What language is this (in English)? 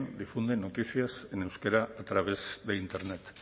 Spanish